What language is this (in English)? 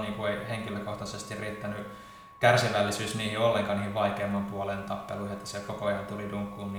Finnish